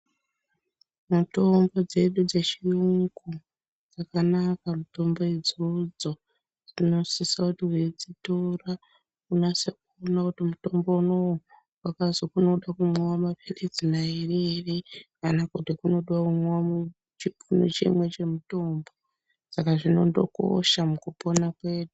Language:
Ndau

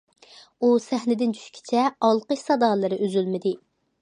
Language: Uyghur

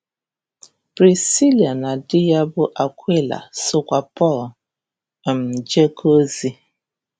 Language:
Igbo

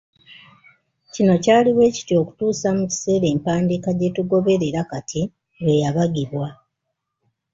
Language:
Ganda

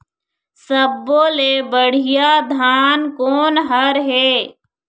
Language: Chhattisgarhi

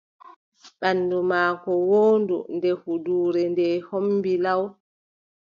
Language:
Adamawa Fulfulde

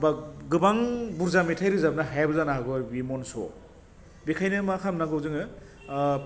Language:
Bodo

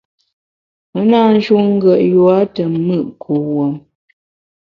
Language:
Bamun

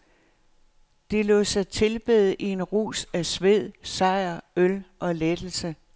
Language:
Danish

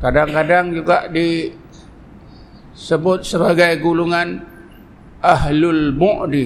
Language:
Malay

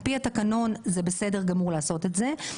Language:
Hebrew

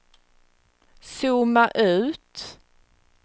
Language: Swedish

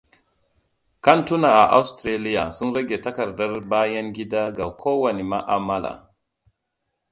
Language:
Hausa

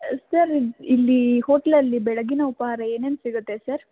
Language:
Kannada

